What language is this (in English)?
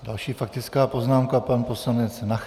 Czech